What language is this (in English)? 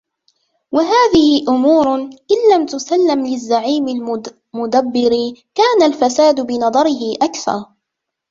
Arabic